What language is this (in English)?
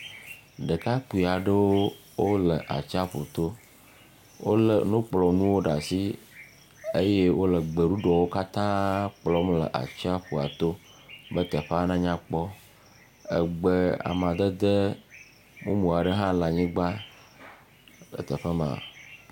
Ewe